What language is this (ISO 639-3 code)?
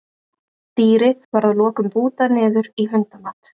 isl